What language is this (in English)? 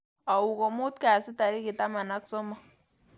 Kalenjin